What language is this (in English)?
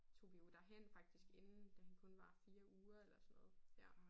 Danish